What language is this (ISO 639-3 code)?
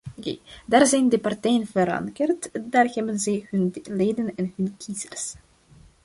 nld